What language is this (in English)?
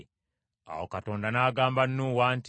Ganda